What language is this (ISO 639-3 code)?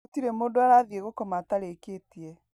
kik